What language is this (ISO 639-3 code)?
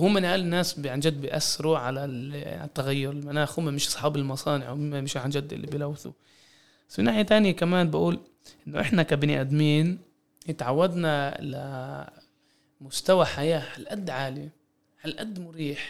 ara